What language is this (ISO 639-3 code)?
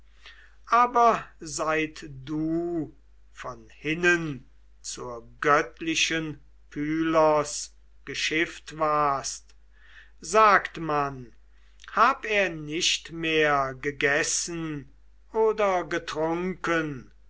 deu